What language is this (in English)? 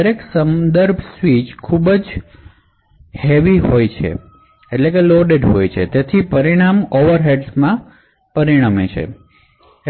Gujarati